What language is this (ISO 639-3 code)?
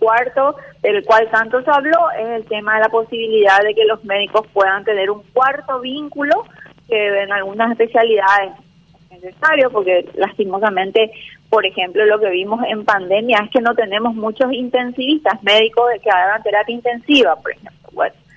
spa